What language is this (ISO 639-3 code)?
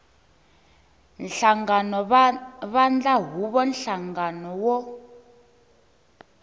tso